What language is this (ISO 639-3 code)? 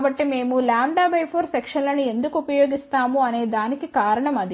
tel